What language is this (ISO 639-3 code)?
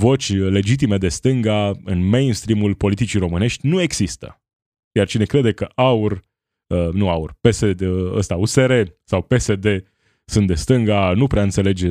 ron